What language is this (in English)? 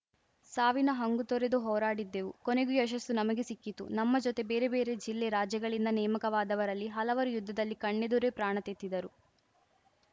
Kannada